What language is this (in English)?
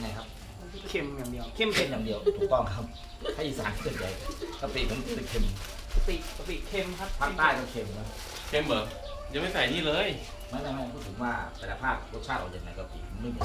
Thai